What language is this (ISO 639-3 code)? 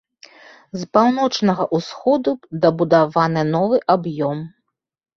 bel